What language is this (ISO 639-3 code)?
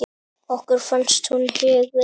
isl